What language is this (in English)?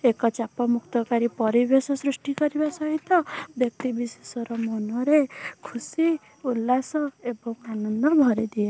Odia